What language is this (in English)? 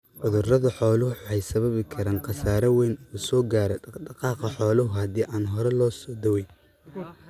Somali